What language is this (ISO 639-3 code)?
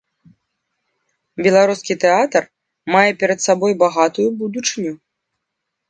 bel